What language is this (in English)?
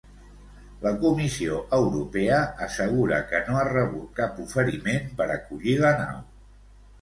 Catalan